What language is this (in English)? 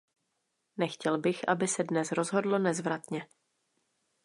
Czech